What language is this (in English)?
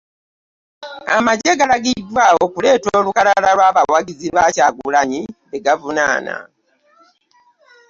Ganda